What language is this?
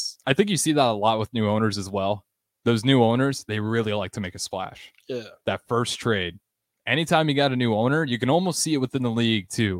English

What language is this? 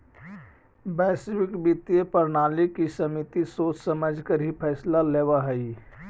Magahi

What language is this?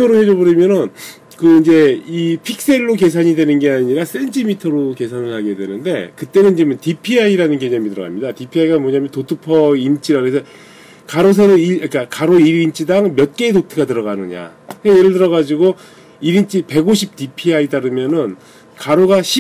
Korean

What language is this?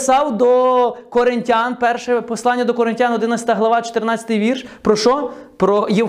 Ukrainian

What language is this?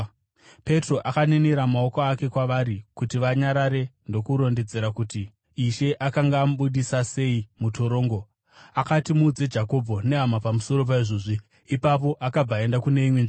Shona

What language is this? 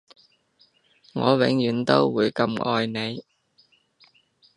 Cantonese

